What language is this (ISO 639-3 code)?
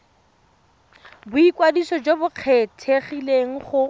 tsn